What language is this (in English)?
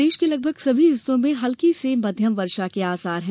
Hindi